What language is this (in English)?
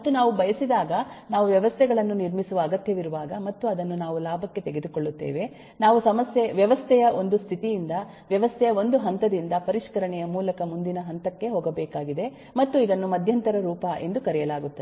Kannada